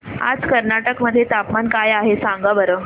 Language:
Marathi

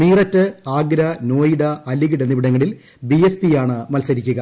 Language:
Malayalam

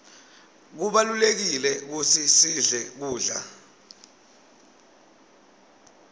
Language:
Swati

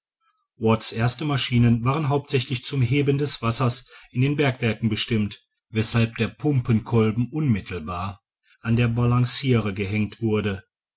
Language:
German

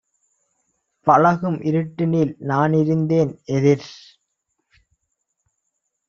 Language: Tamil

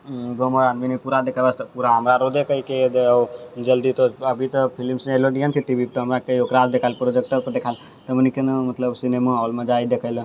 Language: Maithili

